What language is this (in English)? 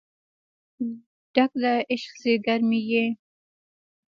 Pashto